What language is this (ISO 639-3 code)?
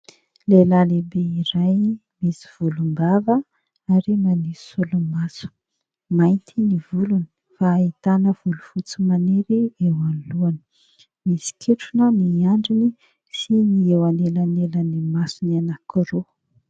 mlg